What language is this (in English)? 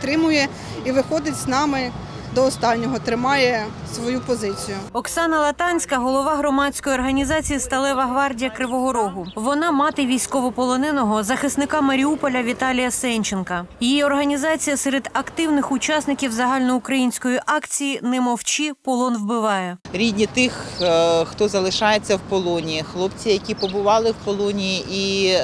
Ukrainian